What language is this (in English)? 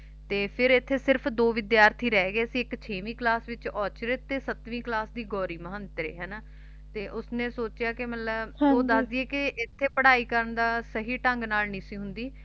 Punjabi